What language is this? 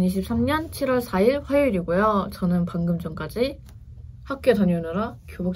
Korean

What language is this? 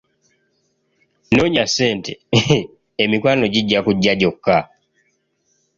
Ganda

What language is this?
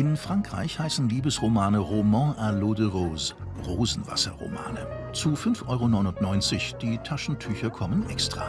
German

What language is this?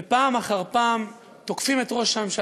Hebrew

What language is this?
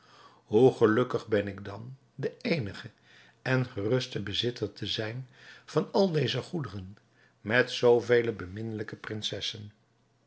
Dutch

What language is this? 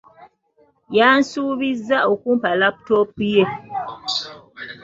Ganda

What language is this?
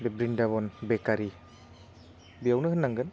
Bodo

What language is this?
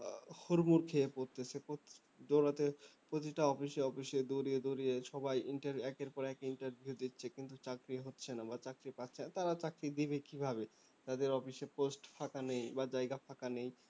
Bangla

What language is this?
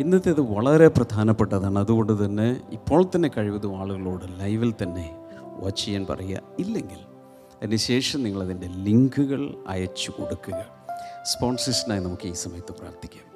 Malayalam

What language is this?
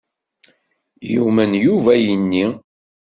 Kabyle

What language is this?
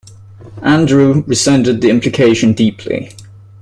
English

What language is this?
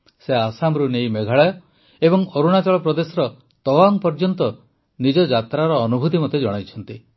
Odia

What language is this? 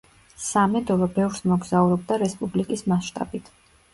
Georgian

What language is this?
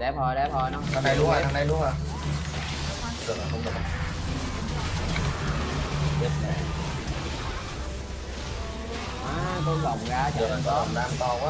Vietnamese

